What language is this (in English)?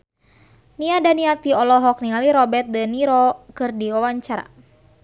Sundanese